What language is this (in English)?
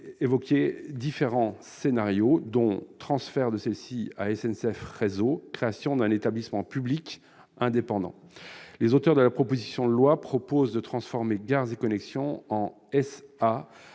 French